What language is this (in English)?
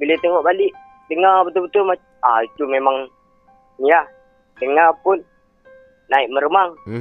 Malay